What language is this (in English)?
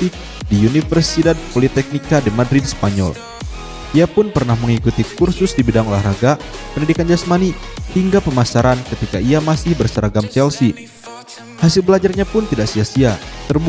Indonesian